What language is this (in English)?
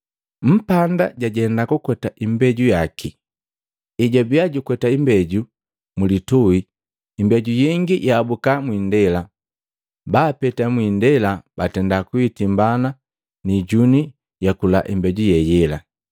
Matengo